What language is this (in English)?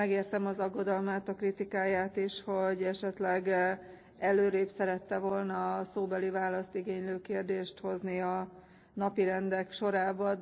Hungarian